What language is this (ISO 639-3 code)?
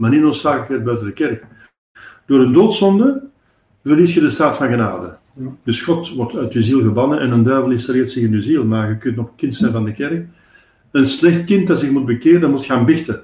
nld